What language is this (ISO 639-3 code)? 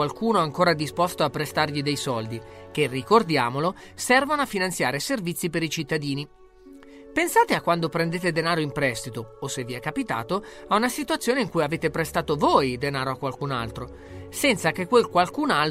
ita